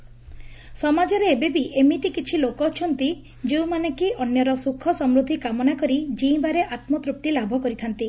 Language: Odia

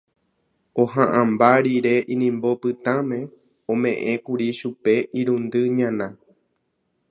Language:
Guarani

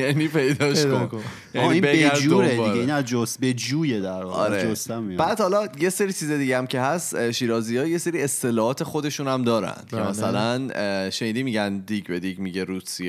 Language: Persian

